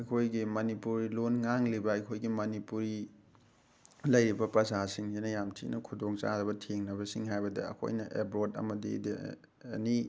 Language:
Manipuri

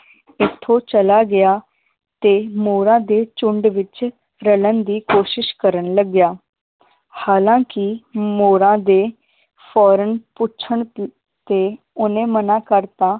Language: Punjabi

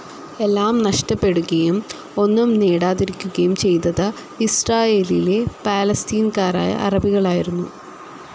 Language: Malayalam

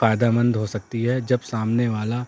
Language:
Urdu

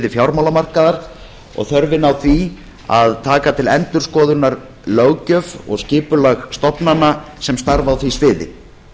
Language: Icelandic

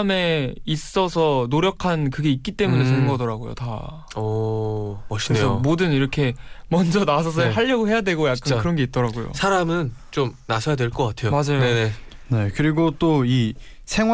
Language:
Korean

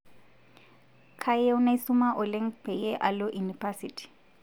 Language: Masai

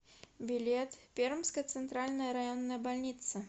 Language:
Russian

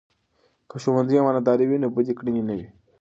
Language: Pashto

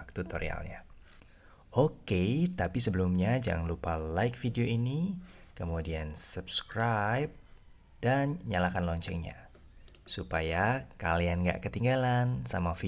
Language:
Indonesian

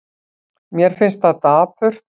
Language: Icelandic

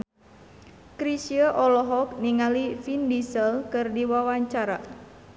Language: Sundanese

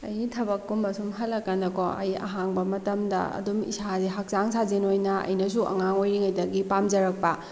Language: Manipuri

